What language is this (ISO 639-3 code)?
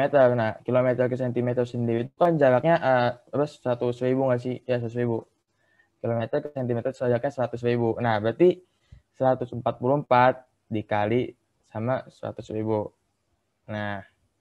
ind